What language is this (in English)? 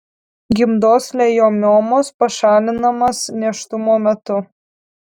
Lithuanian